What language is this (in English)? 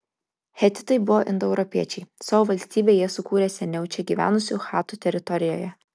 Lithuanian